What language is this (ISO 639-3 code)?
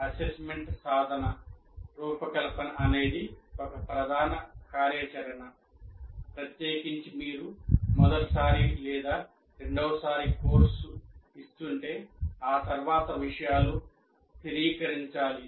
tel